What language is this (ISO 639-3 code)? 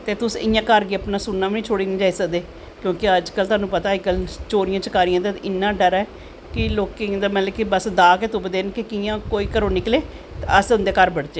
doi